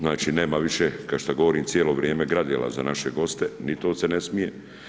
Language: Croatian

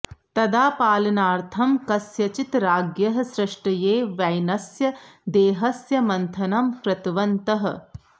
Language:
Sanskrit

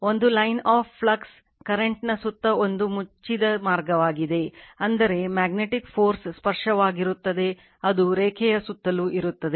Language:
Kannada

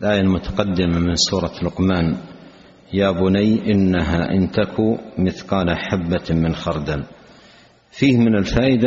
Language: Arabic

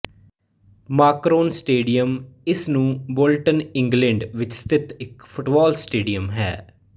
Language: Punjabi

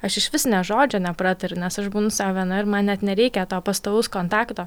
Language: Lithuanian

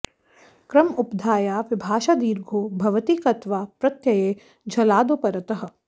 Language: Sanskrit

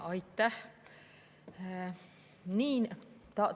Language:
Estonian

